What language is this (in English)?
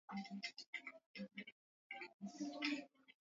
Swahili